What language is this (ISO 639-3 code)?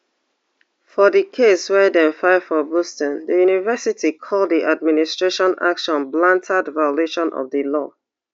pcm